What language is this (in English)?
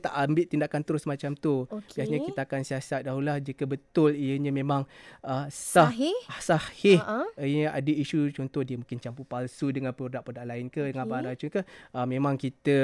Malay